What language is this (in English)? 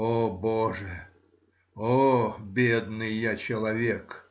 Russian